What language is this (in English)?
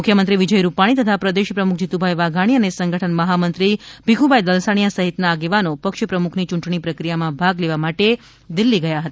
Gujarati